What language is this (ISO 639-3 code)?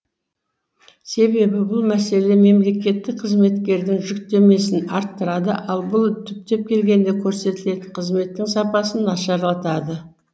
kaz